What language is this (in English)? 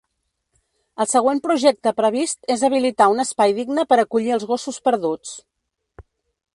Catalan